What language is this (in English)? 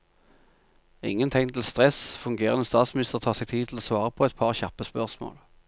Norwegian